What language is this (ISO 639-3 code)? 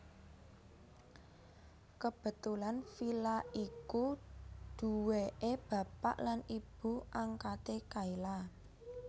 jav